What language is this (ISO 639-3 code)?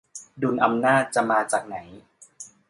tha